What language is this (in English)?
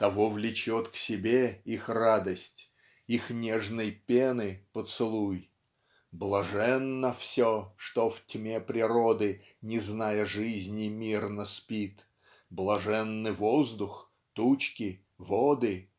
Russian